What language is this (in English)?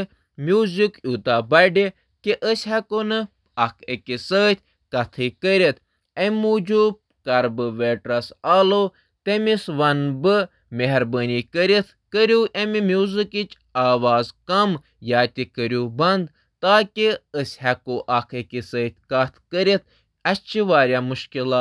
Kashmiri